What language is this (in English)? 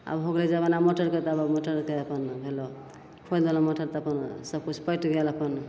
Maithili